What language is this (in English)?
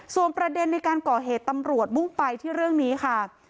Thai